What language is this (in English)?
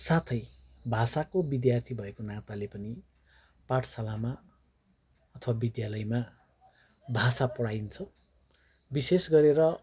Nepali